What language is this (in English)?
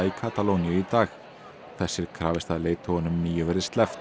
Icelandic